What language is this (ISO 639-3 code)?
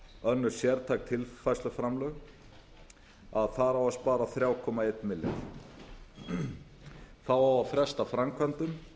isl